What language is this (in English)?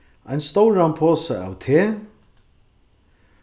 Faroese